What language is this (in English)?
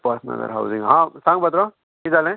Konkani